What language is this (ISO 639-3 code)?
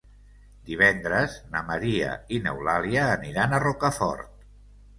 cat